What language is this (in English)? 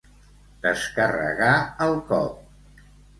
Catalan